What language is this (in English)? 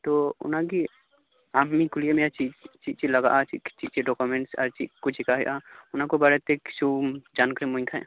Santali